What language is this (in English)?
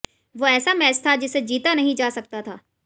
Hindi